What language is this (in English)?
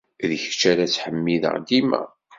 Kabyle